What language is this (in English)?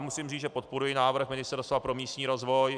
Czech